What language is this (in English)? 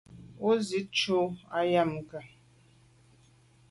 Medumba